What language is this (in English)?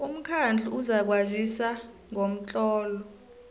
South Ndebele